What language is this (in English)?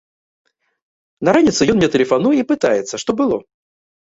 Belarusian